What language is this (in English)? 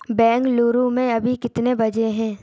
Hindi